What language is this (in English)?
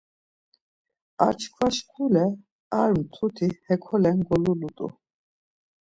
Laz